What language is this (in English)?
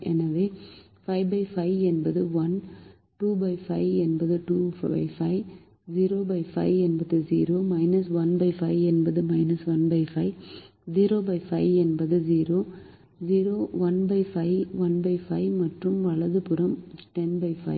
Tamil